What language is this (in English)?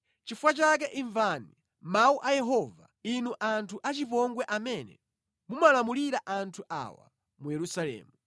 Nyanja